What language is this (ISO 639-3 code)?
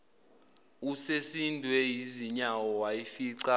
zul